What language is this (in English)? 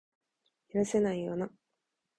Japanese